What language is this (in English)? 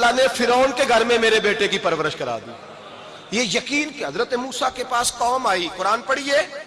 Urdu